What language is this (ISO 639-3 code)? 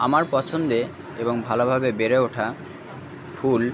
ben